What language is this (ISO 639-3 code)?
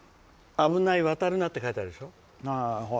jpn